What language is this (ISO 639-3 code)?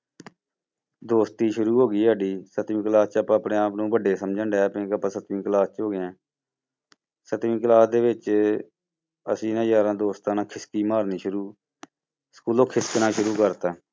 pan